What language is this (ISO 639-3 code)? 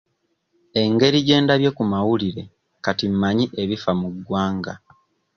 lug